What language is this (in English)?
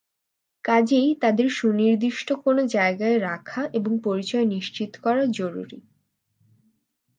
Bangla